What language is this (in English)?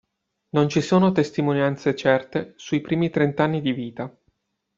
Italian